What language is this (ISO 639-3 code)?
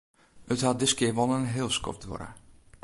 fry